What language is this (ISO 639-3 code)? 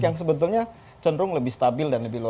ind